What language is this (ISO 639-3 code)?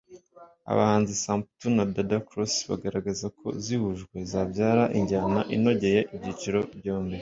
kin